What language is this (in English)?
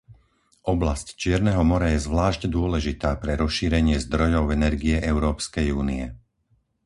Slovak